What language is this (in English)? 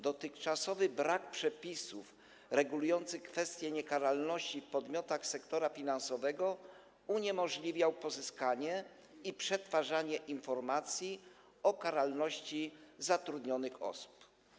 Polish